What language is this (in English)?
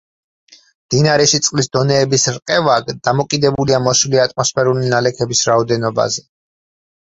Georgian